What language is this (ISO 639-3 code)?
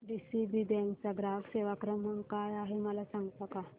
mar